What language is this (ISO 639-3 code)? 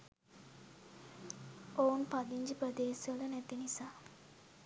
sin